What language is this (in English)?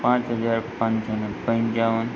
Gujarati